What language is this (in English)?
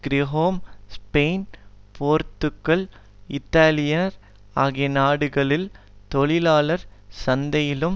Tamil